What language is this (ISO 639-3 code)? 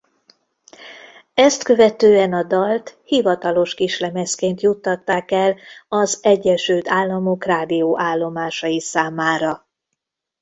hun